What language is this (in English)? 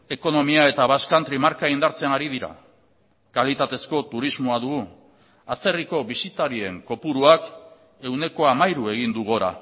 Basque